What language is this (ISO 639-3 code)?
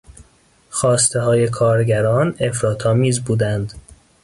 fas